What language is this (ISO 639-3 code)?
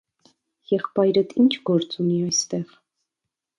hye